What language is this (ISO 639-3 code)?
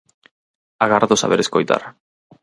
glg